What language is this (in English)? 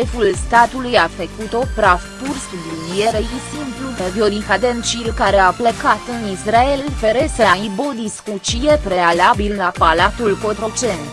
Romanian